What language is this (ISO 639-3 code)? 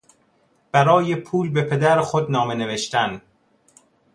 fas